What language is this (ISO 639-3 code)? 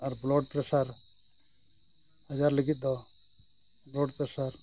sat